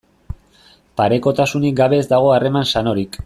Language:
Basque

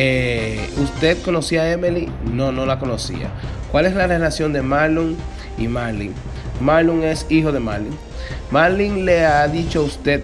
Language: Spanish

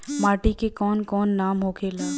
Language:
Bhojpuri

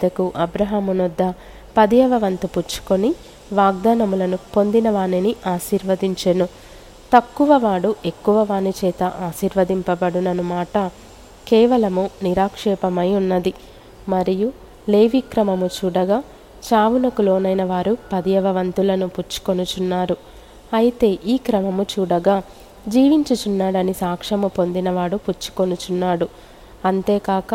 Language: Telugu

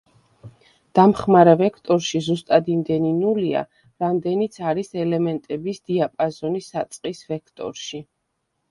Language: Georgian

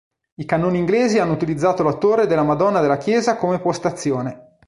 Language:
Italian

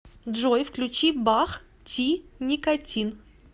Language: Russian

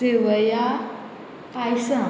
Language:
Konkani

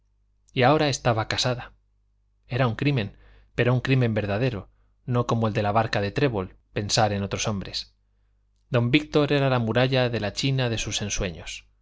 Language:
Spanish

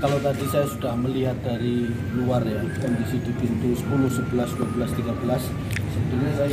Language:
Indonesian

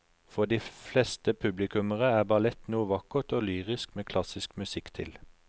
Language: Norwegian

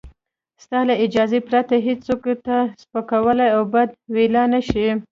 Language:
Pashto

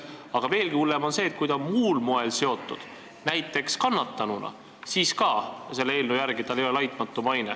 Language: Estonian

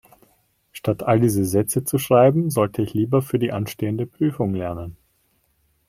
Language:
German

